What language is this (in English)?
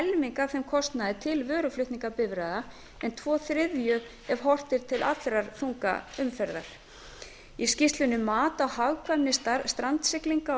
Icelandic